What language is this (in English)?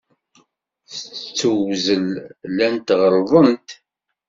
Kabyle